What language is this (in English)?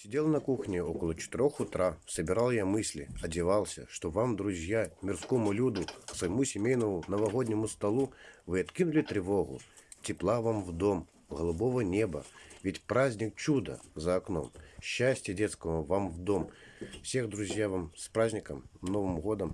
Russian